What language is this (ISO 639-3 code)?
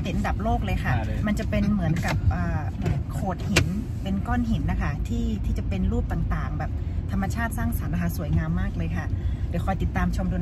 tha